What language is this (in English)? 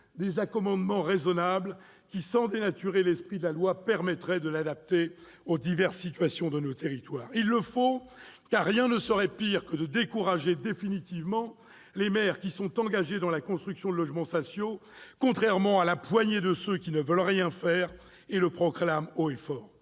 French